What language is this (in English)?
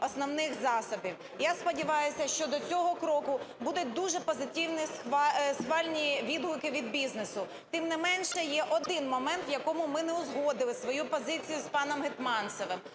Ukrainian